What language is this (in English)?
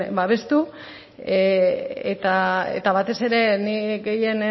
Basque